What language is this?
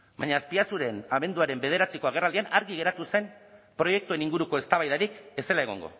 Basque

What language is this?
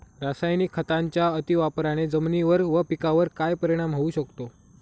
Marathi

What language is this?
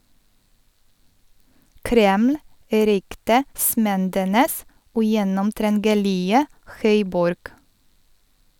Norwegian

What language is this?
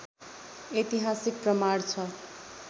Nepali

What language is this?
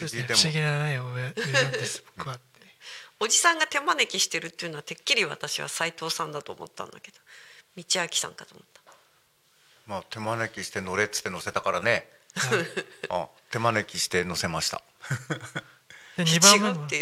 Japanese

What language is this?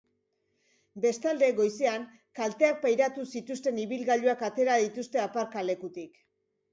Basque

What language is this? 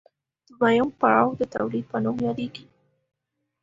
Pashto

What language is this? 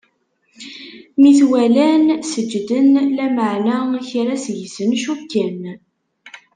Kabyle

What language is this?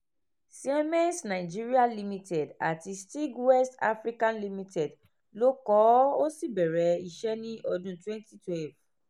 Yoruba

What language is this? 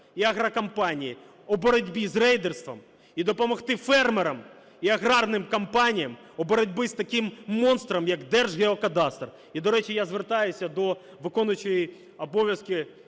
Ukrainian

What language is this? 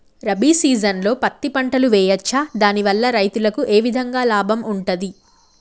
Telugu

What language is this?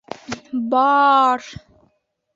Bashkir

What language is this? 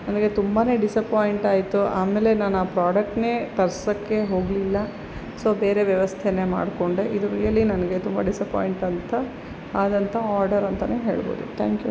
Kannada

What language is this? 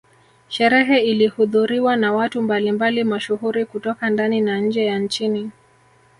Swahili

